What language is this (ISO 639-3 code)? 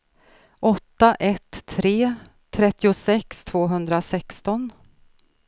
swe